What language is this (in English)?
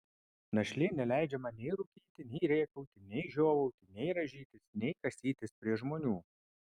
Lithuanian